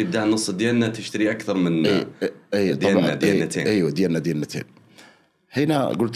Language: Arabic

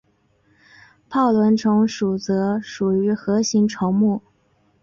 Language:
Chinese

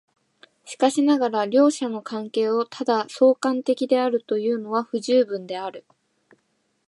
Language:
Japanese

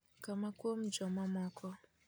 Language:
Luo (Kenya and Tanzania)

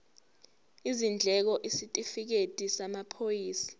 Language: Zulu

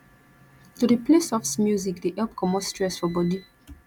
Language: Nigerian Pidgin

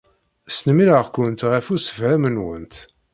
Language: Kabyle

